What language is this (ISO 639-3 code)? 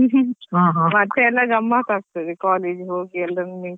kan